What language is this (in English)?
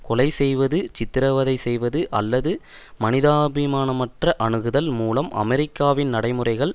Tamil